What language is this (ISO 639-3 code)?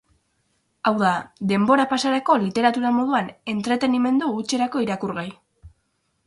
eus